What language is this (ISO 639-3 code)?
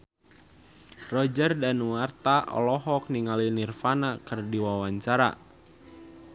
sun